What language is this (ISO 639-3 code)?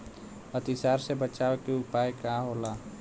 bho